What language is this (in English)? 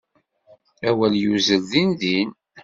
Kabyle